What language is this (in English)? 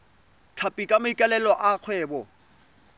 Tswana